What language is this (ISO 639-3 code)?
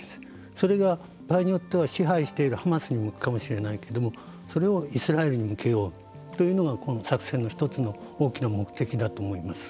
jpn